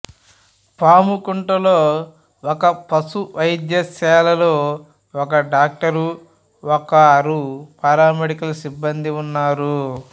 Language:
Telugu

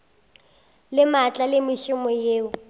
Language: Northern Sotho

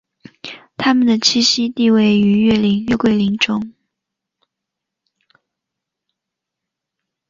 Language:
Chinese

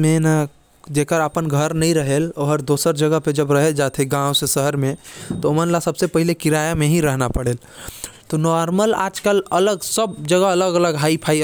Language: Korwa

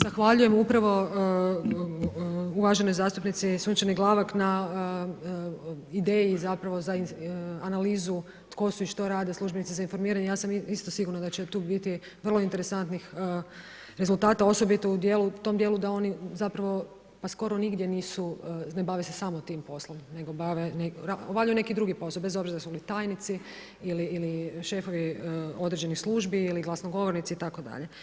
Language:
Croatian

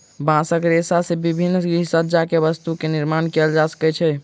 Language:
Maithili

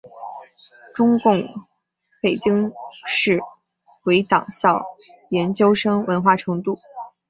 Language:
Chinese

